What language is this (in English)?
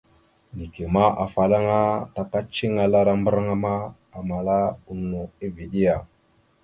Mada (Cameroon)